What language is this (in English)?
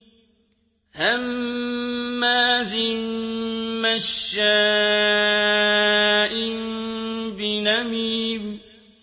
Arabic